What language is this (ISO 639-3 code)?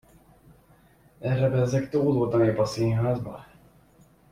hun